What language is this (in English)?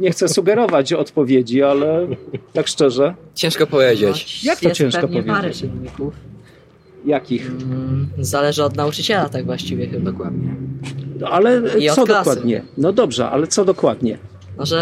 Polish